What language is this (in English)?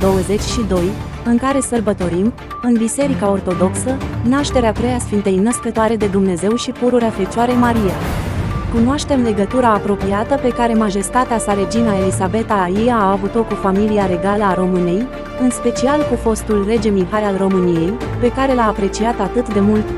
Romanian